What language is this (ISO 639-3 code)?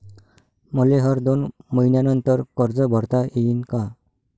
mar